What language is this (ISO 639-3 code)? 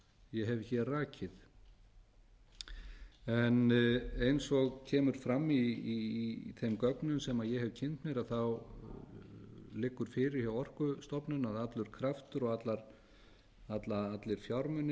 isl